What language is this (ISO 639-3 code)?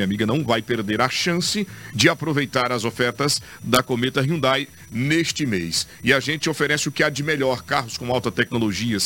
por